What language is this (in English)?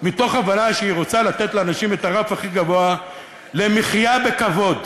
Hebrew